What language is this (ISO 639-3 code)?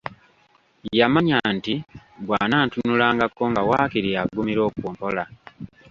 lug